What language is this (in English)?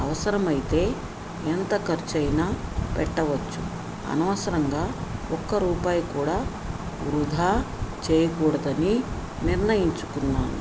Telugu